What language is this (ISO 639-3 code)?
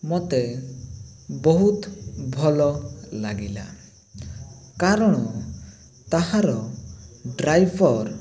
ori